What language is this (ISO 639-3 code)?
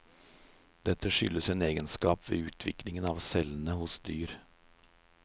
nor